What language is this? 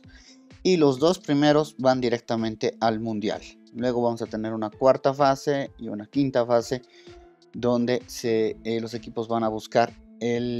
Spanish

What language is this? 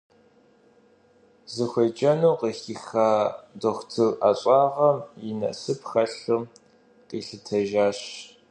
Kabardian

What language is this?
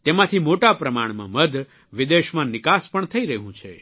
Gujarati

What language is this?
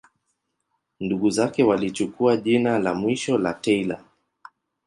Swahili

